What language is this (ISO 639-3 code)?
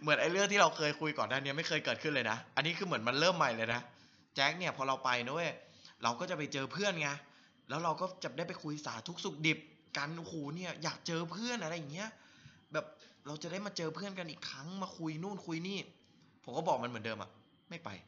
tha